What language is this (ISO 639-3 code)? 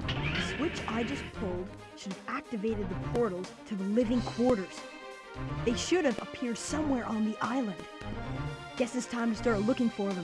por